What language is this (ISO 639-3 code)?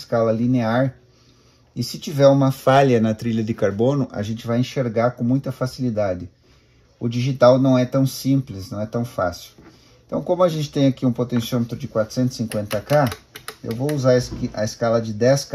por